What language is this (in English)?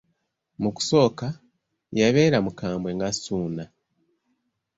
Ganda